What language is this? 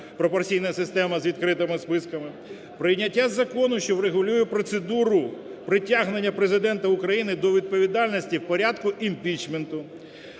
Ukrainian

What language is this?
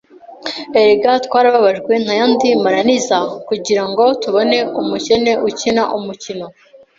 Kinyarwanda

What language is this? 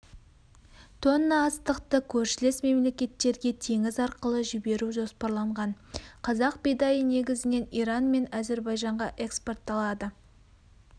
Kazakh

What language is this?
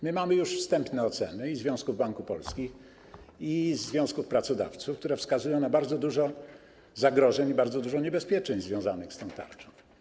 Polish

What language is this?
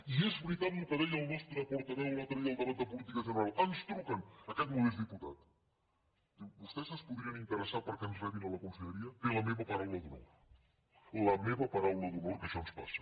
Catalan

